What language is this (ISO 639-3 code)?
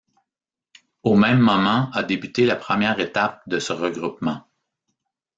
fra